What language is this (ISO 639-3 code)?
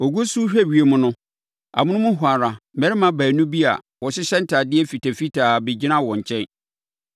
aka